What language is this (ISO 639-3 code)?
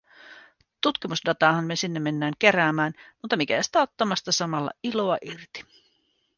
fin